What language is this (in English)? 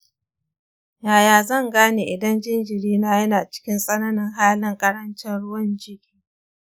Hausa